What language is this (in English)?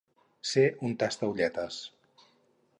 Catalan